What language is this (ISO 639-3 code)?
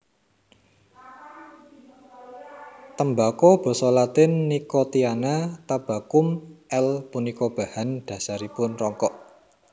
jav